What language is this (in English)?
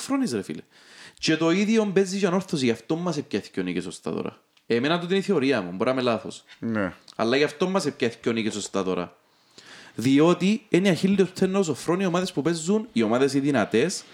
Greek